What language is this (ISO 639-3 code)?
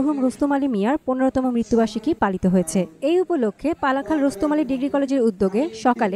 ron